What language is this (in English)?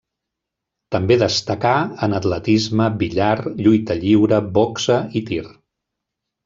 Catalan